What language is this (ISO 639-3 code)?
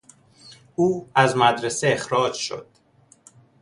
fas